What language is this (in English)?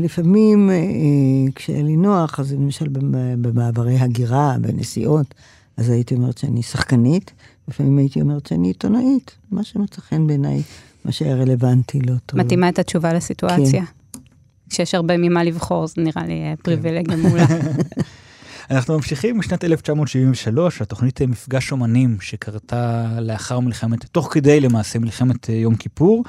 Hebrew